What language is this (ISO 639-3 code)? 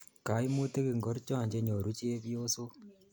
kln